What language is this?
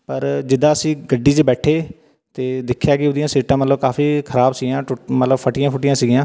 Punjabi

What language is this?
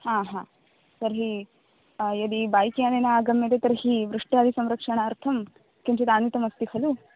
Sanskrit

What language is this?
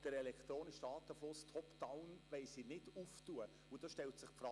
Swiss German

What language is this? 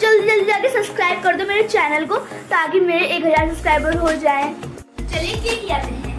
Hindi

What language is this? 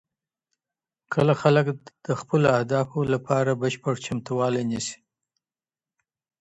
Pashto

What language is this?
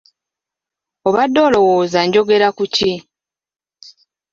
Ganda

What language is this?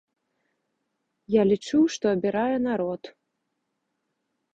Belarusian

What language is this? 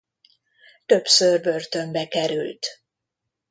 Hungarian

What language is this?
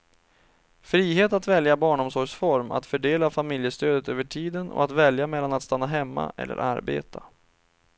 Swedish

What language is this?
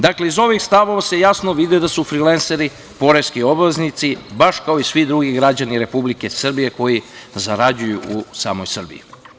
Serbian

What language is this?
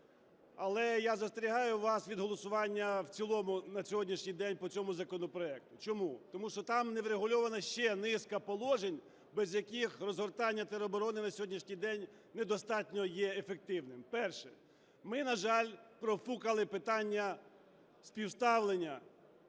Ukrainian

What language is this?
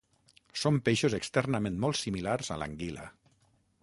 Catalan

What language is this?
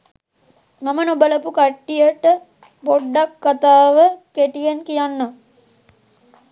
Sinhala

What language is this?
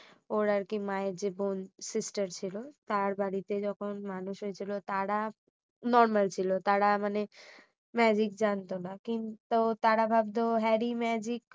Bangla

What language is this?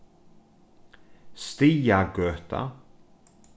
Faroese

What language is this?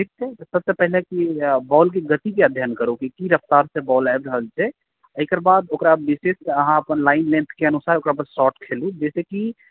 Maithili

